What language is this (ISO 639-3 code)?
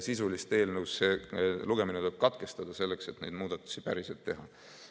est